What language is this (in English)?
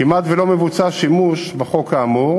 Hebrew